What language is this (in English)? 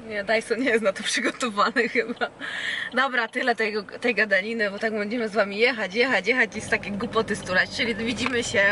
Polish